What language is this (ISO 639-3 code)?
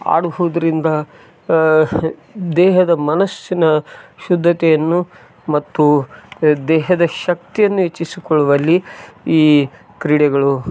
kan